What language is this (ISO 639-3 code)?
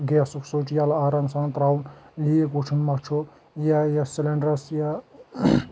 kas